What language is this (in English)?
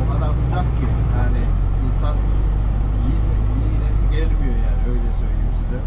Turkish